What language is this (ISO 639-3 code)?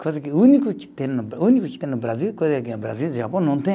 por